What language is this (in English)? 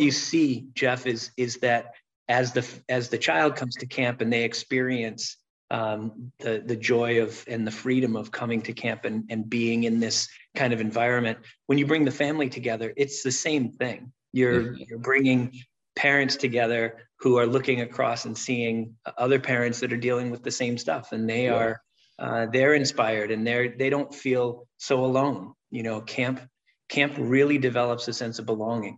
English